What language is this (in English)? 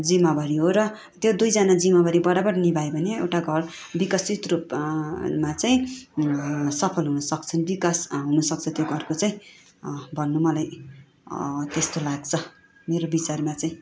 Nepali